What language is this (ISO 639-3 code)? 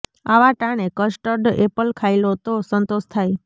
guj